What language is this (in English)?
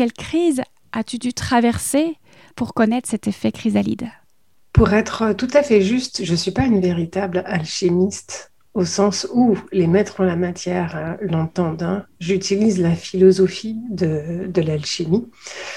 French